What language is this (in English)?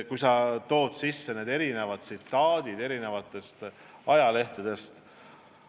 Estonian